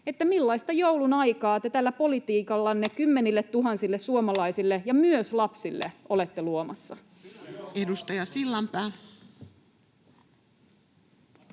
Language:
Finnish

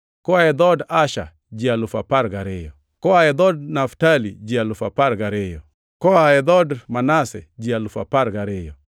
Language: Luo (Kenya and Tanzania)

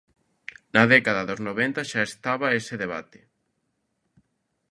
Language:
Galician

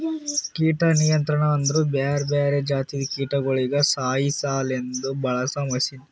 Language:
Kannada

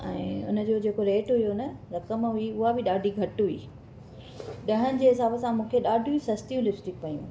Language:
Sindhi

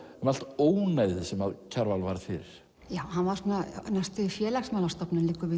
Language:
Icelandic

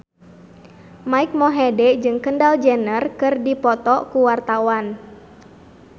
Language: Sundanese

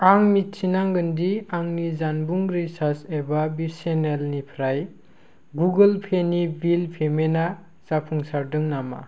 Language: Bodo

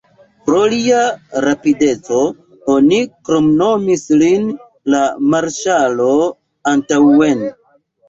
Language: Esperanto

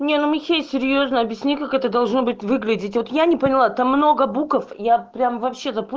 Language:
Russian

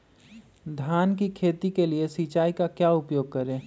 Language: Magahi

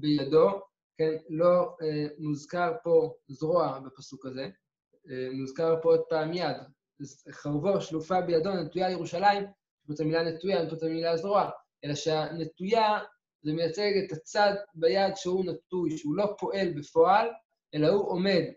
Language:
Hebrew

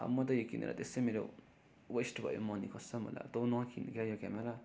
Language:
Nepali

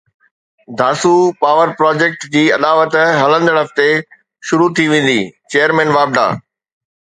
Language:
Sindhi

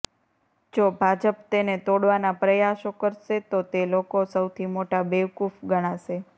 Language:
Gujarati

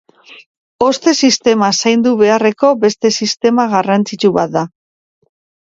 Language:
Basque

